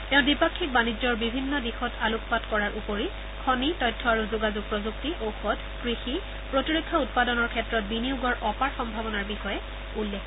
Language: Assamese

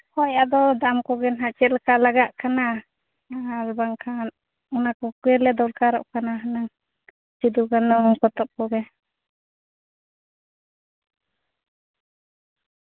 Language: Santali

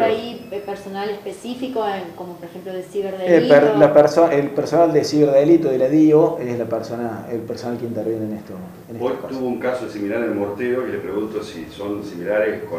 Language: Spanish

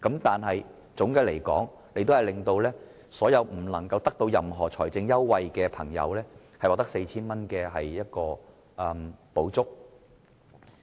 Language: Cantonese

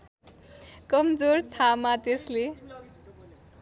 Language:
Nepali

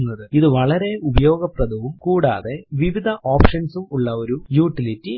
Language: Malayalam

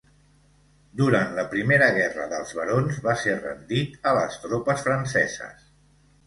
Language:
Catalan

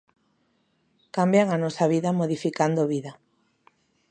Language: Galician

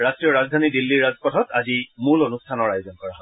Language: Assamese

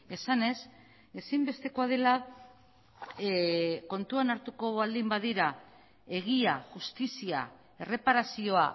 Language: Basque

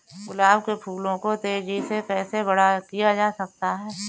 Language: Hindi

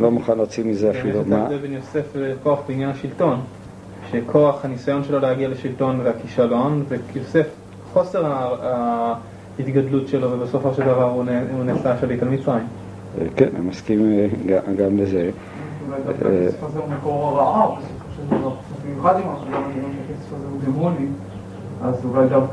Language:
Hebrew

